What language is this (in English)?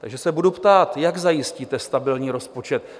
Czech